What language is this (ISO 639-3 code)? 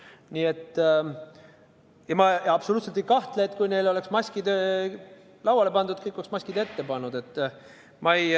est